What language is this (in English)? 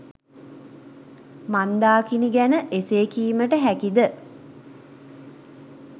Sinhala